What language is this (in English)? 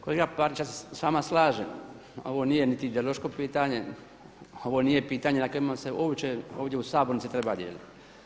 Croatian